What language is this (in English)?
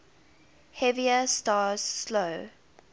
English